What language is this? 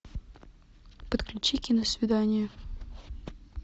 Russian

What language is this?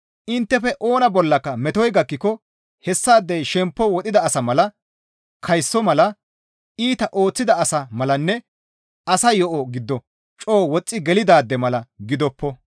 Gamo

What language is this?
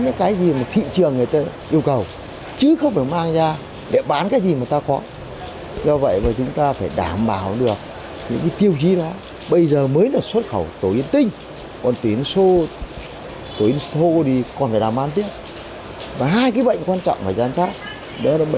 Vietnamese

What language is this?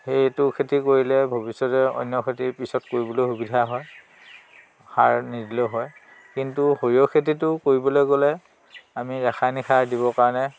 Assamese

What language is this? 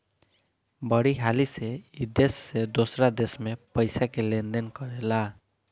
Bhojpuri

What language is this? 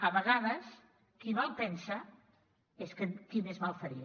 Catalan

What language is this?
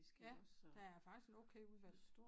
Danish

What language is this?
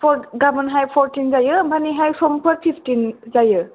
Bodo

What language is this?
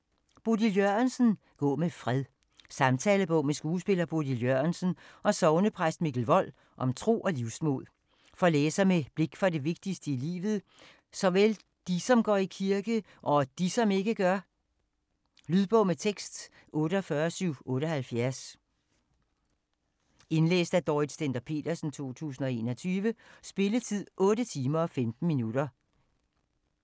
Danish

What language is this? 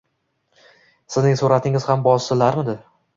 Uzbek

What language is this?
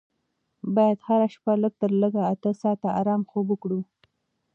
Pashto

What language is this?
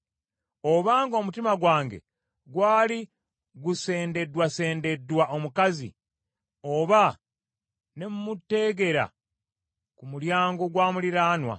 Ganda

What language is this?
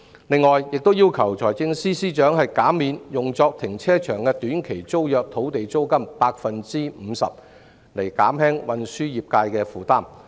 Cantonese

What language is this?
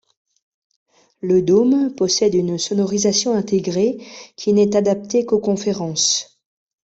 French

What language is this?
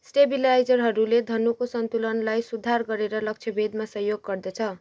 Nepali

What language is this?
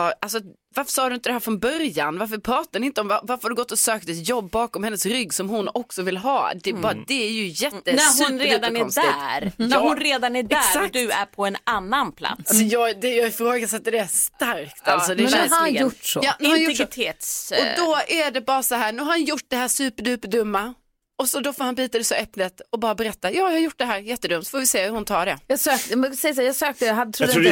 Swedish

